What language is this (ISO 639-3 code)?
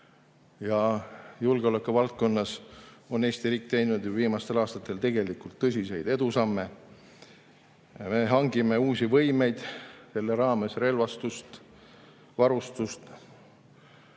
est